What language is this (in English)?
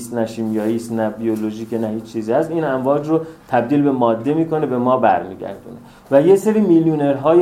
Persian